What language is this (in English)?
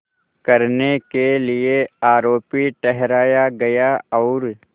Hindi